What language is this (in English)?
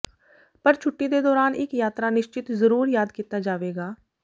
Punjabi